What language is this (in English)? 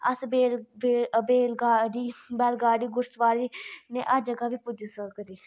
Dogri